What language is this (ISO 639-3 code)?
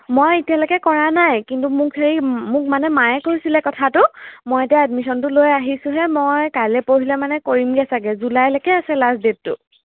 asm